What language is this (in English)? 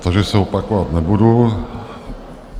Czech